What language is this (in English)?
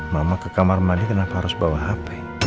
Indonesian